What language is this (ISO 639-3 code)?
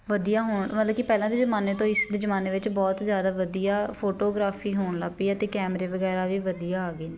pan